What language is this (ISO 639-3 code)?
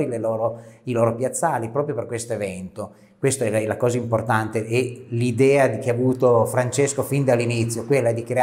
ita